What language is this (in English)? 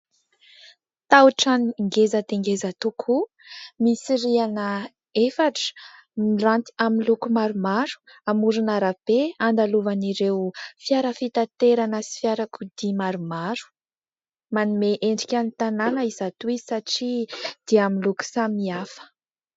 Malagasy